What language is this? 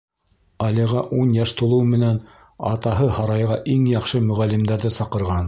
Bashkir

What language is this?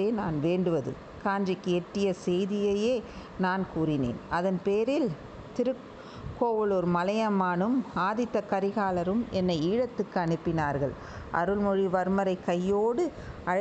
Tamil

